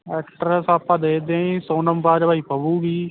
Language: Punjabi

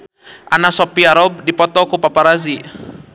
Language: Sundanese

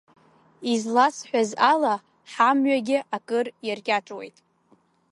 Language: Abkhazian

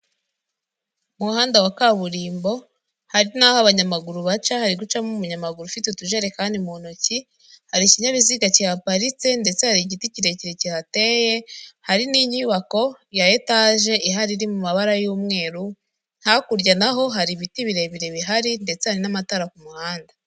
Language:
Kinyarwanda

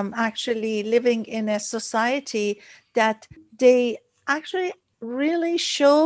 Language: English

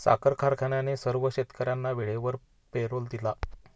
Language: Marathi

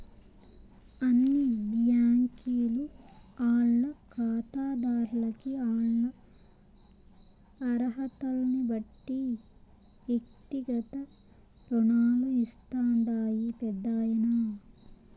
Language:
Telugu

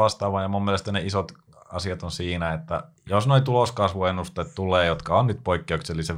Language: Finnish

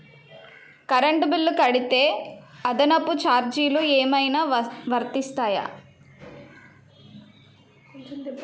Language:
Telugu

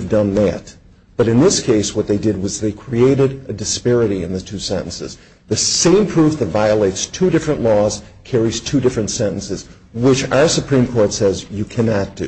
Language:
English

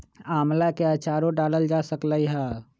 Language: Magahi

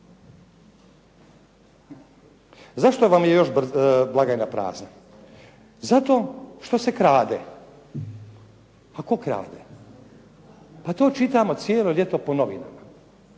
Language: Croatian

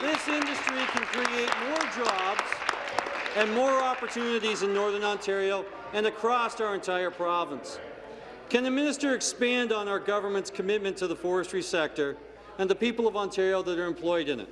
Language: English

